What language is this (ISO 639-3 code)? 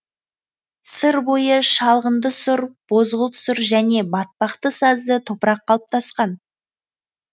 kaz